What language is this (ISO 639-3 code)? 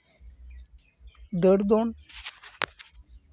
sat